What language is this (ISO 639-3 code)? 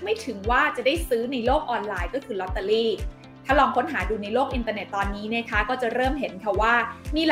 tha